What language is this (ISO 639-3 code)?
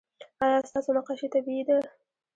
pus